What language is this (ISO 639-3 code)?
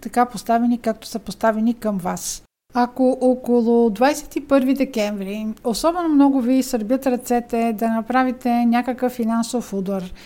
bul